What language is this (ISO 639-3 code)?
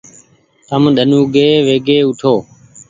gig